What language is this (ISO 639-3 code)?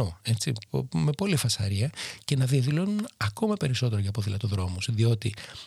ell